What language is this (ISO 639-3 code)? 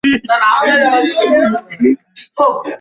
ben